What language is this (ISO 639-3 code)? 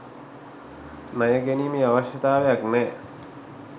sin